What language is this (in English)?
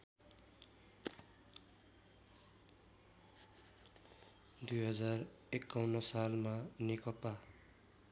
Nepali